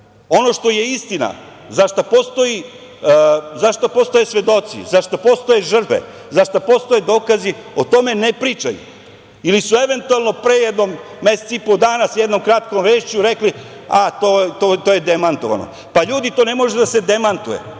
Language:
Serbian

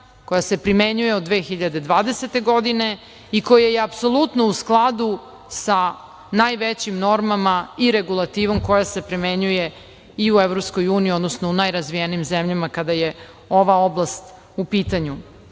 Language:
Serbian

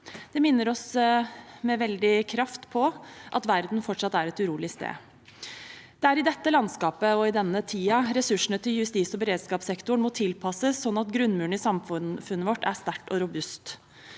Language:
Norwegian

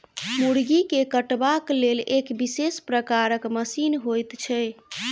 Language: Maithili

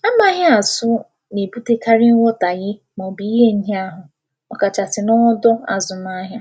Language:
Igbo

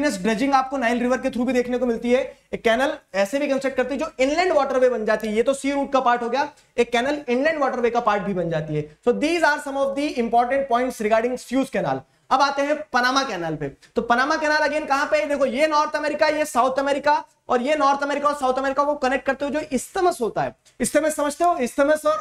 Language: Hindi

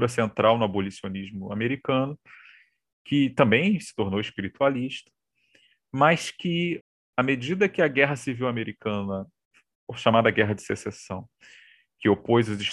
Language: Portuguese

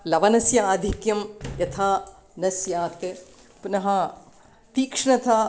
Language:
Sanskrit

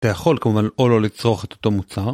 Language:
Hebrew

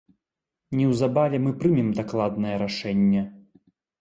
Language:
Belarusian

